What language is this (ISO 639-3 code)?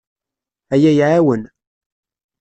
kab